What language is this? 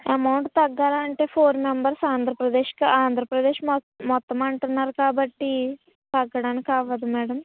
Telugu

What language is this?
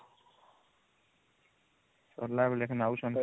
Odia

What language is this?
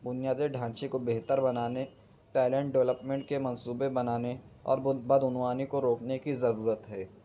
Urdu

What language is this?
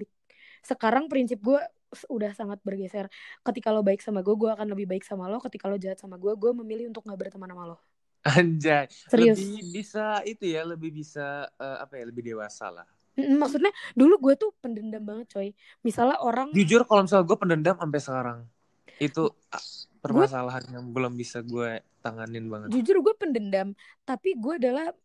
Indonesian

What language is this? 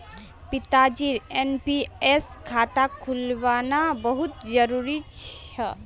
Magahi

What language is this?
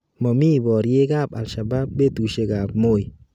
Kalenjin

